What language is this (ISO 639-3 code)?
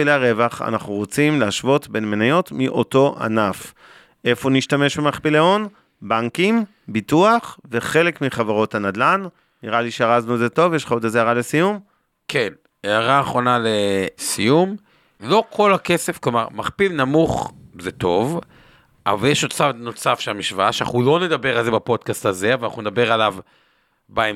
heb